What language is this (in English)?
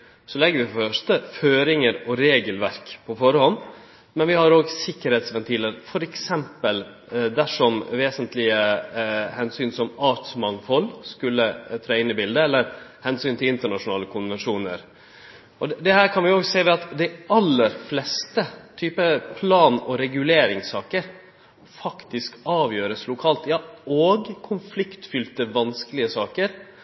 Norwegian Nynorsk